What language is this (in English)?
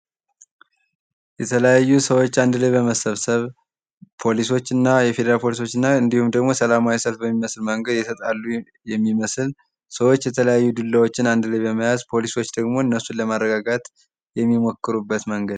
Amharic